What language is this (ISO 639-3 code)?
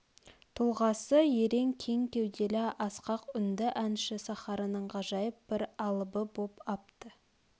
kaz